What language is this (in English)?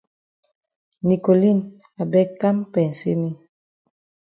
Cameroon Pidgin